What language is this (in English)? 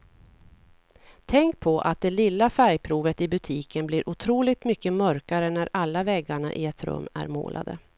Swedish